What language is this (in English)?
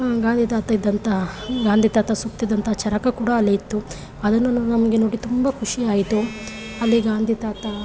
Kannada